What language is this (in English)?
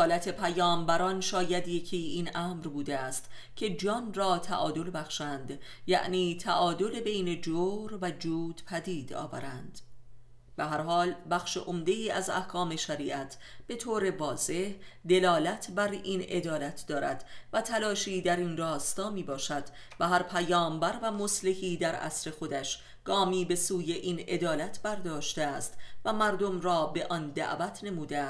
Persian